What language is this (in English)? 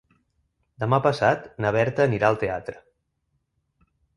Catalan